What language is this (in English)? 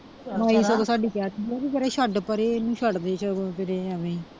Punjabi